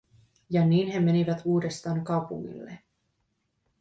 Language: Finnish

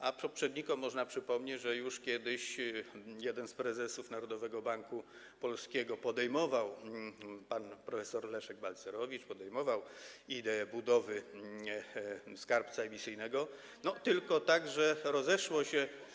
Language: Polish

